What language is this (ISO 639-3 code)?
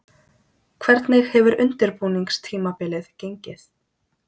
isl